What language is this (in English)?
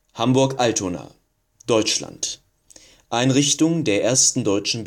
German